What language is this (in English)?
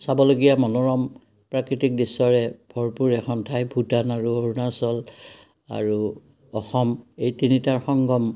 Assamese